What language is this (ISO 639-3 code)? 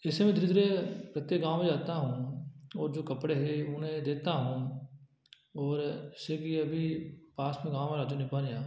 hin